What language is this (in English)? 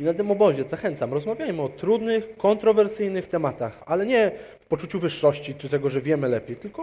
Polish